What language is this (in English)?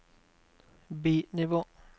Norwegian